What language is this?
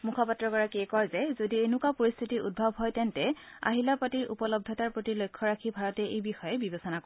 Assamese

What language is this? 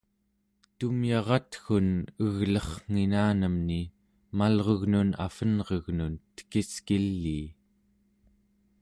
Central Yupik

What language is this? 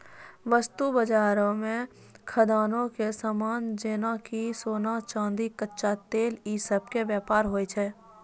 Maithili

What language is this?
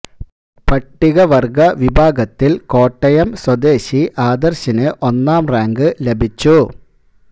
Malayalam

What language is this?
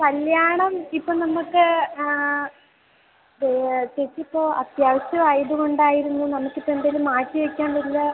Malayalam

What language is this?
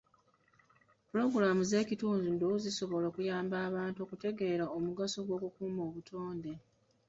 Ganda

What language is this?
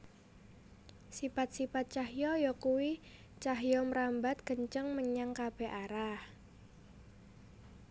Javanese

